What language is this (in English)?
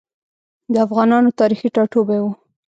Pashto